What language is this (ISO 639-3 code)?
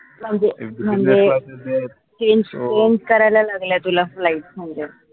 mar